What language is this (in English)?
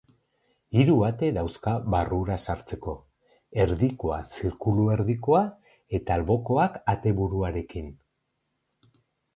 Basque